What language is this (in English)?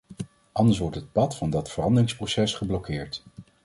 Dutch